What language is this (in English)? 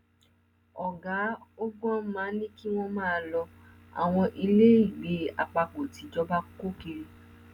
Yoruba